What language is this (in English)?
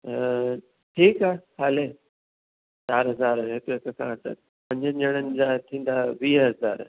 Sindhi